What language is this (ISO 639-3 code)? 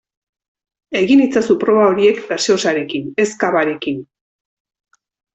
eus